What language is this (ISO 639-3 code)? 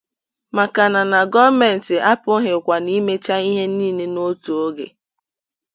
ibo